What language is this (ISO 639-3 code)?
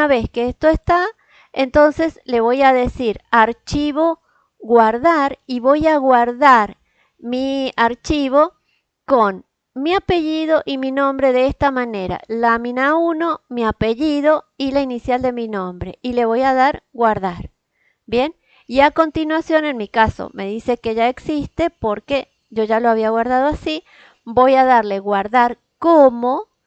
spa